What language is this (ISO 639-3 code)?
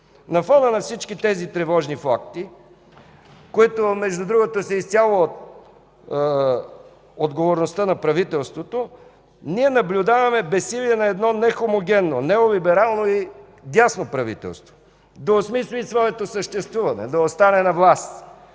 bul